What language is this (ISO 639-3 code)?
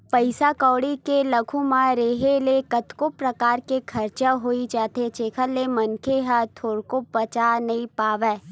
hne